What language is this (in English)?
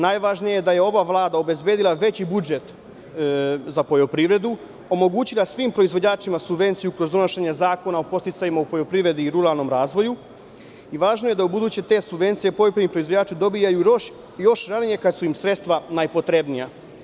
Serbian